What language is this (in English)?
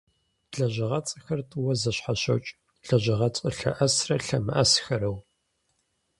Kabardian